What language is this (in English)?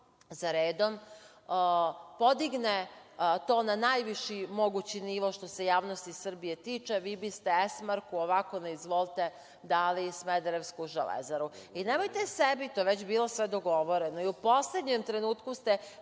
Serbian